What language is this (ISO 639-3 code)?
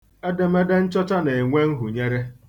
ibo